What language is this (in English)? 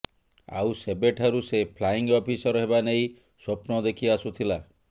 Odia